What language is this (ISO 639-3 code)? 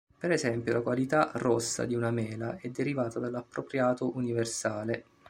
ita